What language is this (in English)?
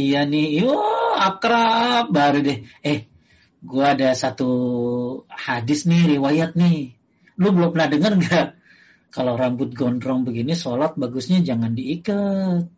Indonesian